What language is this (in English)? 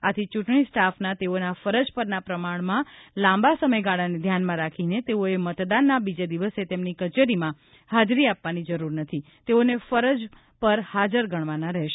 Gujarati